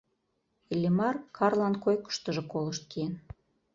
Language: Mari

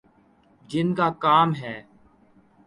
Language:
Urdu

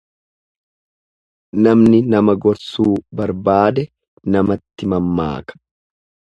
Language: Oromo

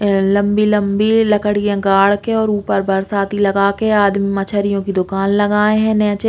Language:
Bundeli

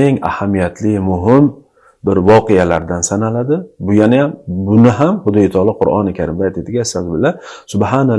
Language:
Turkish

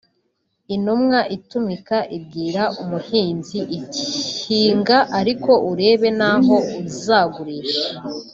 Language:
Kinyarwanda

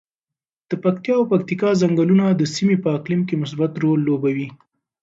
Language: Pashto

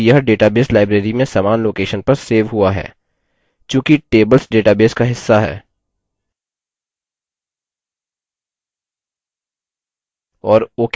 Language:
Hindi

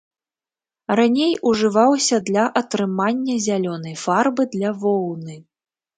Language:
Belarusian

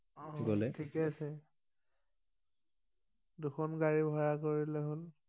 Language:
Assamese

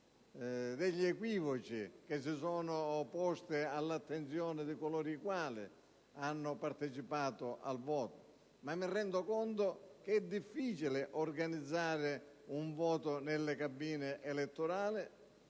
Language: Italian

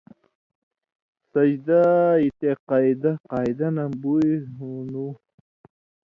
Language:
Indus Kohistani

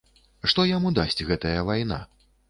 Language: Belarusian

